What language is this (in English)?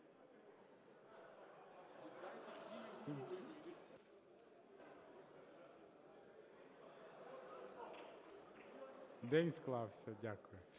Ukrainian